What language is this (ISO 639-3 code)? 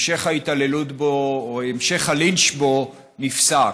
heb